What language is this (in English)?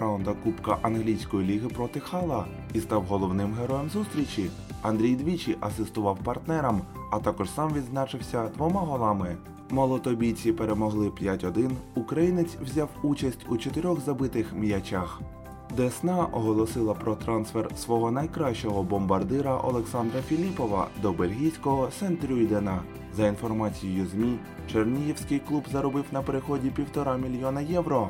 Ukrainian